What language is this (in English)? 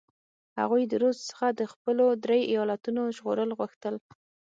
Pashto